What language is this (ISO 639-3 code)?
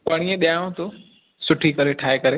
snd